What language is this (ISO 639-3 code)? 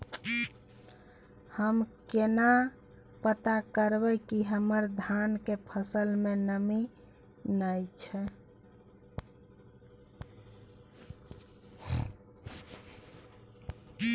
mai